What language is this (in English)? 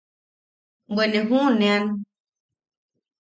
Yaqui